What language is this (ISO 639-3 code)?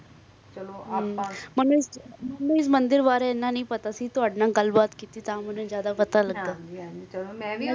pan